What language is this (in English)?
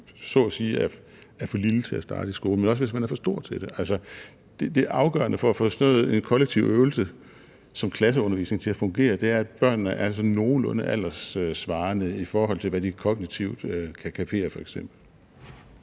Danish